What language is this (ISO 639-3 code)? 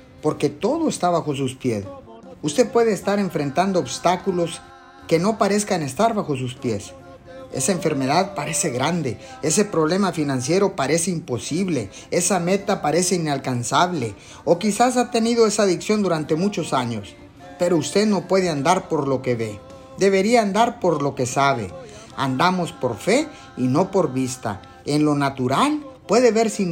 spa